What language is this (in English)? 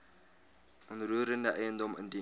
Afrikaans